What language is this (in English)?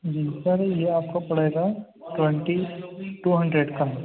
Urdu